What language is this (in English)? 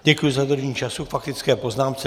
Czech